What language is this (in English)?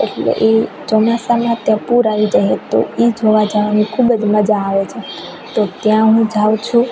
Gujarati